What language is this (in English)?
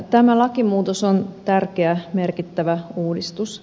Finnish